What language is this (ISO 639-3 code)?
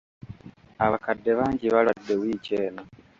lug